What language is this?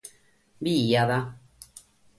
Sardinian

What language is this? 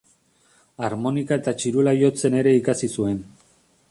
Basque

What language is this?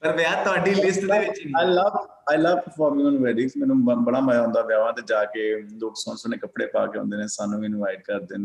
Punjabi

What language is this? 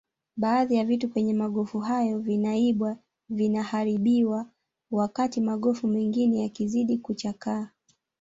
Swahili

